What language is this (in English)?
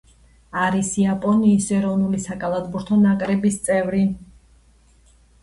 Georgian